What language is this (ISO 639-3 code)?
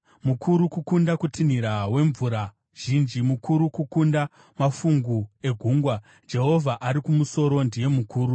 sna